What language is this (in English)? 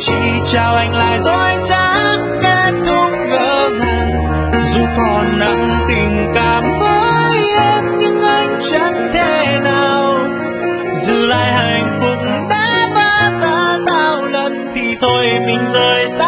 Vietnamese